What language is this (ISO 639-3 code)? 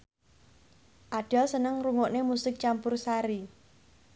jav